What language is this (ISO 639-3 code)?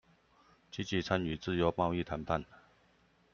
zho